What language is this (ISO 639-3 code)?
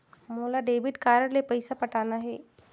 hne